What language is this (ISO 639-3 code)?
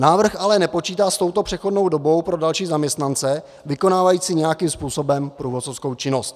ces